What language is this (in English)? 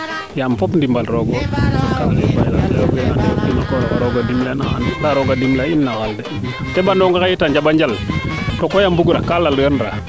Serer